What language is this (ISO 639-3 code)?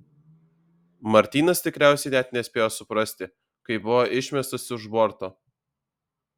lit